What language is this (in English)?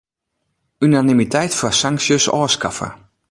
Western Frisian